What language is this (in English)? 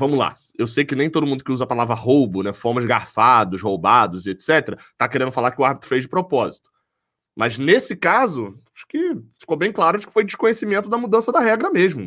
Portuguese